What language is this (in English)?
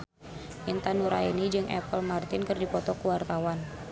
Sundanese